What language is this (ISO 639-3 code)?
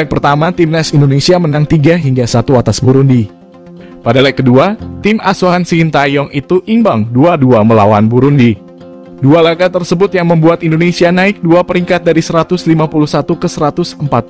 ind